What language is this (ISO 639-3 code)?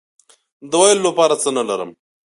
pus